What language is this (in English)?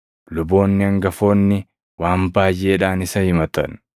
Oromo